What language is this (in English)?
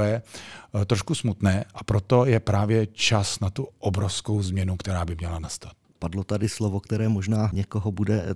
Czech